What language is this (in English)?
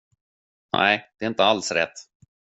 Swedish